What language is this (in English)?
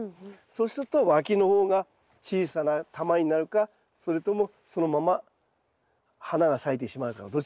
Japanese